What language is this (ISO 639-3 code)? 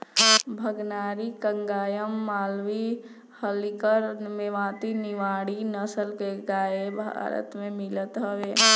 bho